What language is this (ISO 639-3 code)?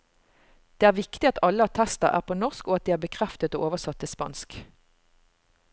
nor